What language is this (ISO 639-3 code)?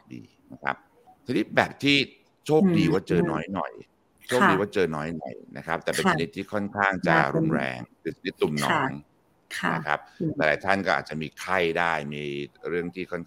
tha